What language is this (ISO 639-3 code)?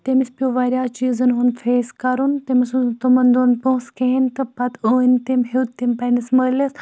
kas